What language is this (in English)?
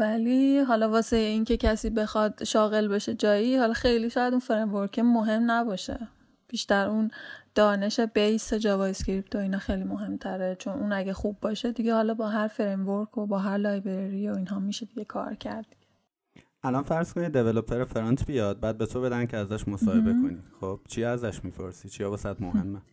Persian